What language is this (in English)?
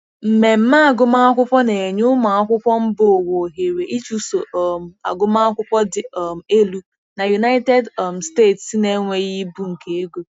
Igbo